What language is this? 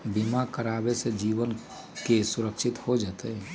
Magahi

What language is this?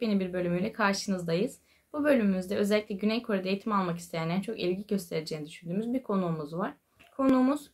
Turkish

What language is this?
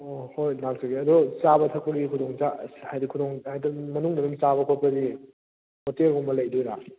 Manipuri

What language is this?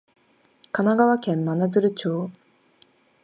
Japanese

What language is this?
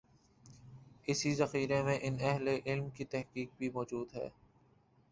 Urdu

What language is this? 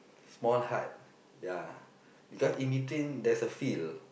English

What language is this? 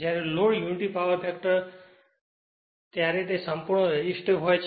Gujarati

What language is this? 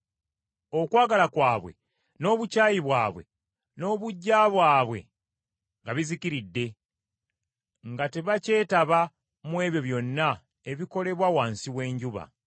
Ganda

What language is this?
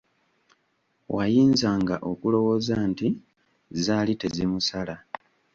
Ganda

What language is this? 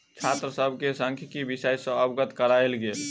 Maithili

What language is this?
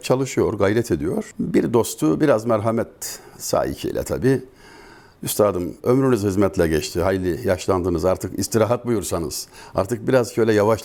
Turkish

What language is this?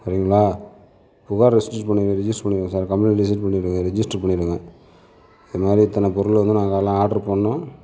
Tamil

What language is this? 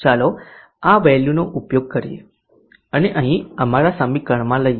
Gujarati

